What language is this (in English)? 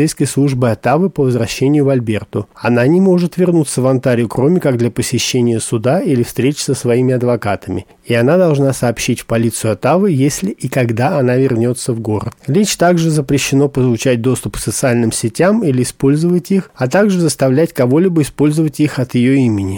Russian